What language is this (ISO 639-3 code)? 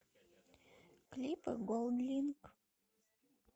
rus